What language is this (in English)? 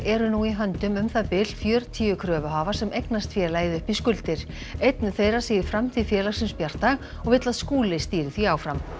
Icelandic